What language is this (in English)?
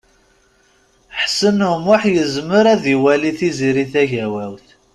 Kabyle